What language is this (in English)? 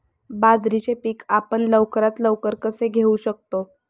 Marathi